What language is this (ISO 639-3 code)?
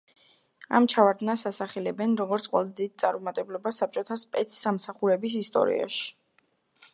kat